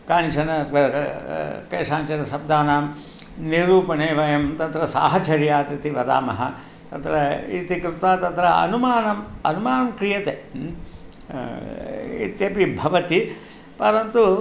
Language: Sanskrit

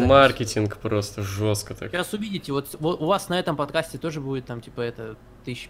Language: Russian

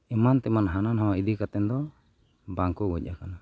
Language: Santali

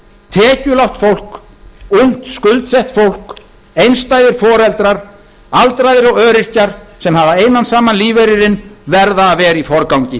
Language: Icelandic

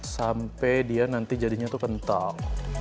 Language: Indonesian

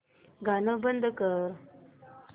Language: Marathi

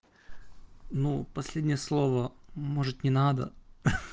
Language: Russian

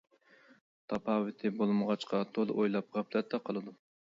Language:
Uyghur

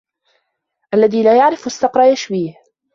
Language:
Arabic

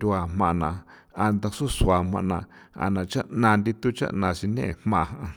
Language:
San Felipe Otlaltepec Popoloca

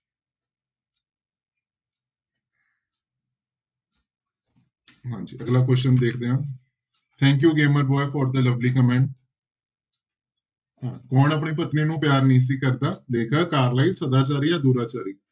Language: Punjabi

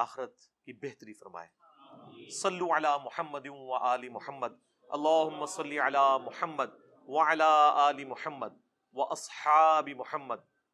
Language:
Urdu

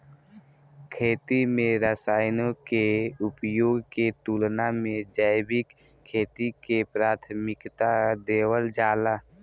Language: Bhojpuri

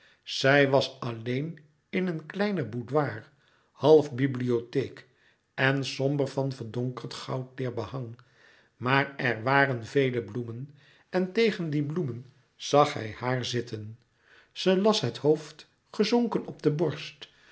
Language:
Dutch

